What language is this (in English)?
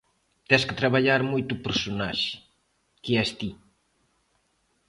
Galician